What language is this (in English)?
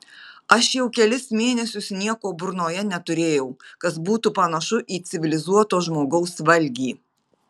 Lithuanian